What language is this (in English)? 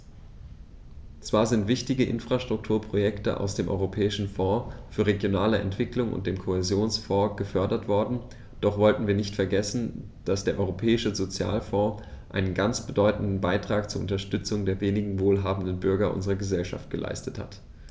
German